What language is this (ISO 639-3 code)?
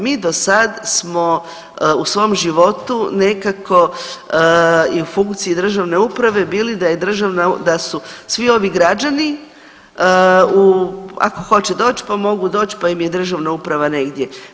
hrv